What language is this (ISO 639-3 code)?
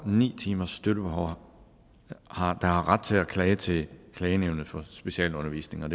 dan